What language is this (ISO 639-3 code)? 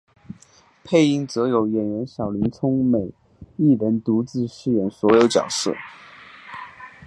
zho